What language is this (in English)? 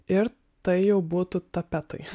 Lithuanian